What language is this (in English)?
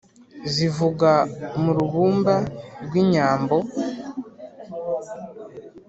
Kinyarwanda